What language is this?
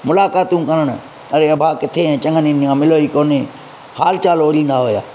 Sindhi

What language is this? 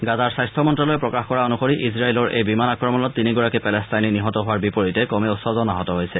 Assamese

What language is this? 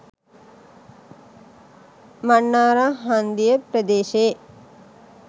Sinhala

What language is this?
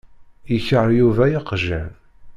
Kabyle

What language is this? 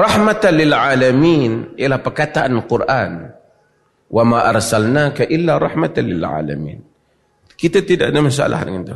Malay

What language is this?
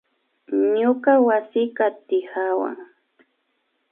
Imbabura Highland Quichua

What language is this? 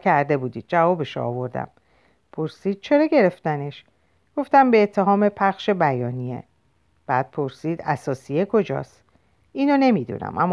Persian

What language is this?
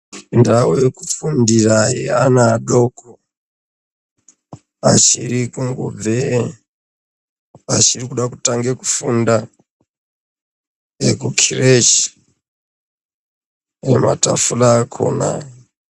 Ndau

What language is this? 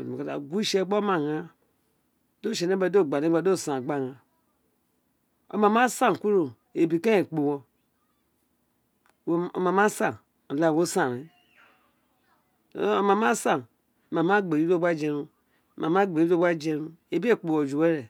Isekiri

